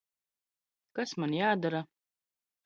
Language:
Latvian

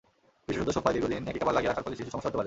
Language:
Bangla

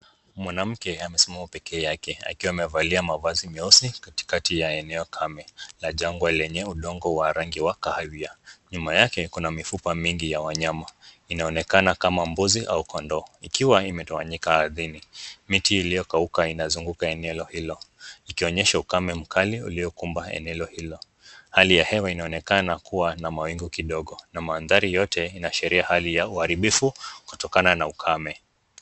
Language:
Swahili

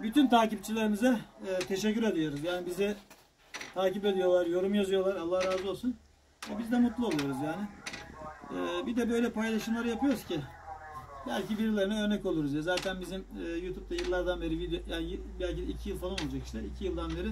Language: Turkish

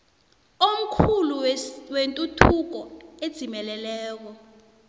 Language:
South Ndebele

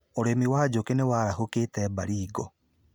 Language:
Kikuyu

